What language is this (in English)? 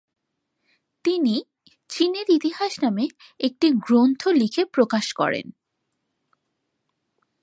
Bangla